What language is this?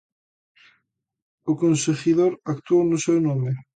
Galician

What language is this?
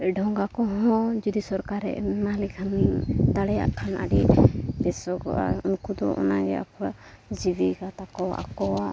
Santali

